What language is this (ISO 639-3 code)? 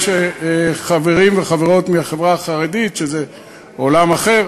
heb